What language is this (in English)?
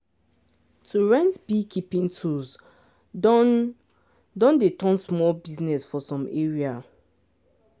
Nigerian Pidgin